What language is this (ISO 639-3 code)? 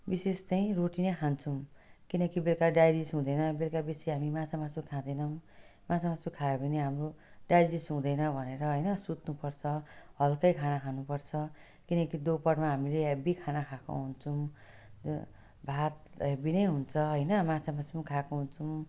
nep